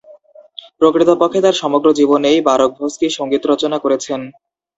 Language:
Bangla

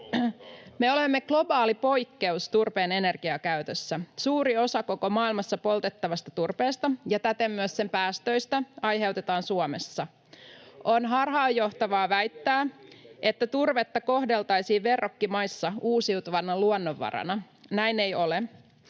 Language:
Finnish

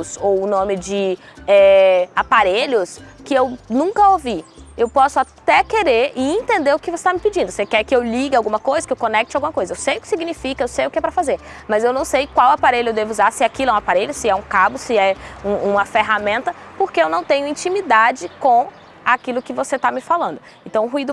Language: Portuguese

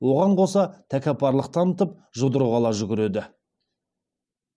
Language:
Kazakh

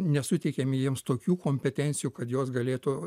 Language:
Lithuanian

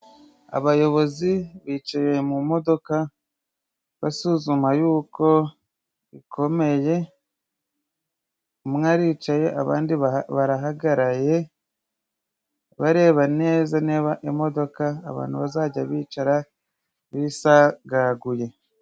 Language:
Kinyarwanda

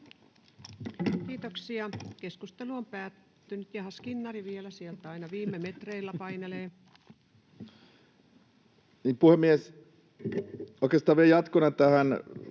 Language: Finnish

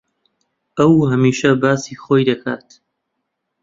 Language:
Central Kurdish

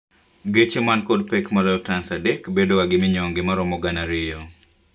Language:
Luo (Kenya and Tanzania)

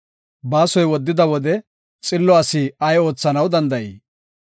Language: Gofa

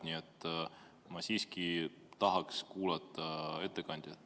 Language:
Estonian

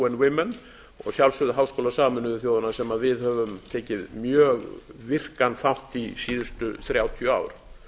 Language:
Icelandic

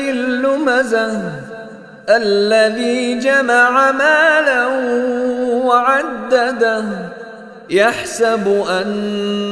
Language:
Arabic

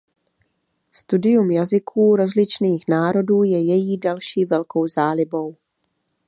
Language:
Czech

